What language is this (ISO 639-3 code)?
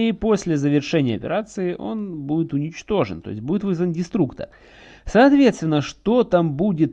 rus